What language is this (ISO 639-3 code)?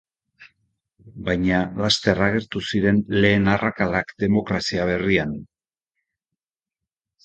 eus